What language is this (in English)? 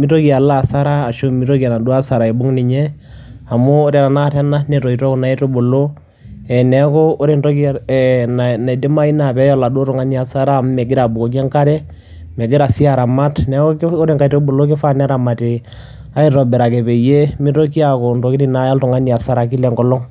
Masai